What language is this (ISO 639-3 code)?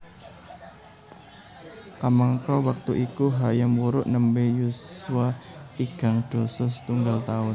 jav